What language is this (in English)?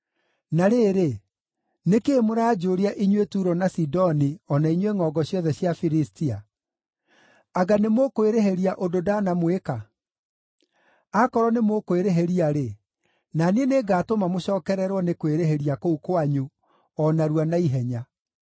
Kikuyu